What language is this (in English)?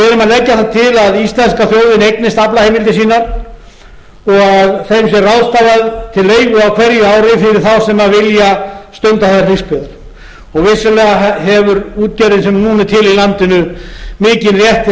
Icelandic